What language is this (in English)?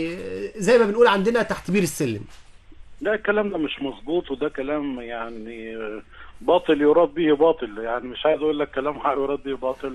Arabic